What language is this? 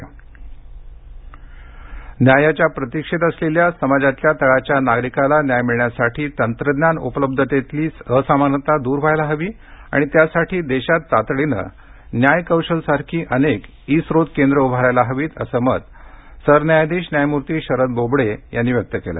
Marathi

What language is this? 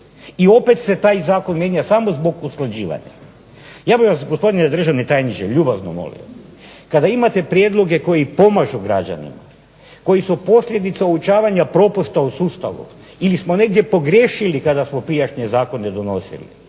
Croatian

